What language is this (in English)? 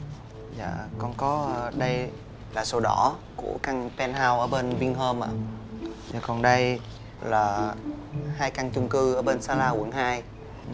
Vietnamese